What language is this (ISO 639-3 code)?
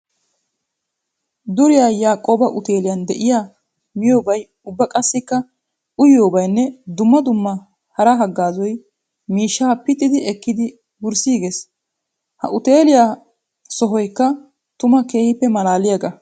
wal